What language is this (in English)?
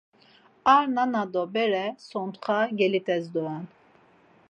Laz